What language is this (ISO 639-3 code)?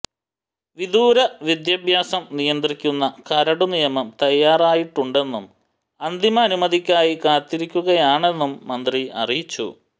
mal